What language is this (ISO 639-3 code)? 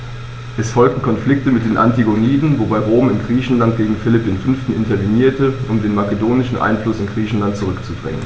deu